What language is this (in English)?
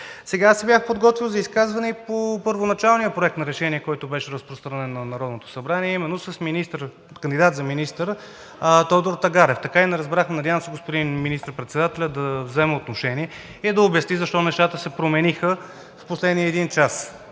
Bulgarian